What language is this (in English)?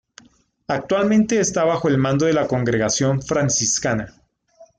Spanish